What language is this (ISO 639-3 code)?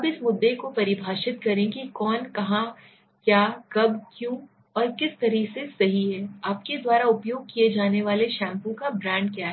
hin